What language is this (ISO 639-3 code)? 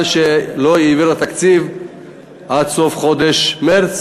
heb